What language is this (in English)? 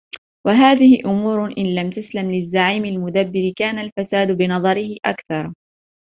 Arabic